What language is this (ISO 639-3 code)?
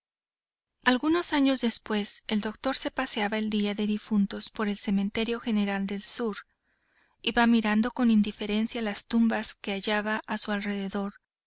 spa